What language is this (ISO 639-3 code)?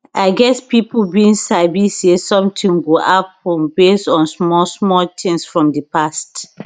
pcm